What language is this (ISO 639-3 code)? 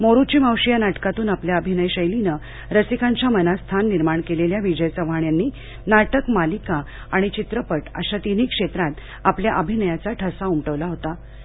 mar